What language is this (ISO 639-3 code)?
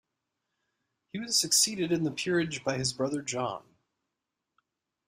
eng